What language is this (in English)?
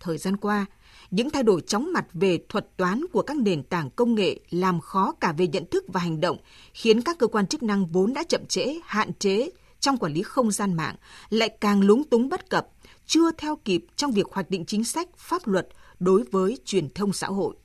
Vietnamese